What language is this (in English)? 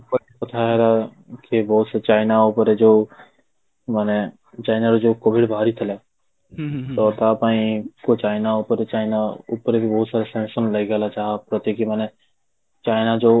Odia